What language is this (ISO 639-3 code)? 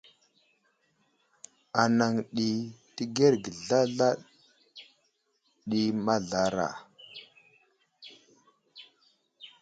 udl